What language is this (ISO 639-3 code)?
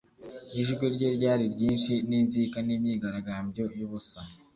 kin